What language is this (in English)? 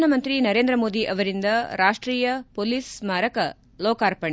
Kannada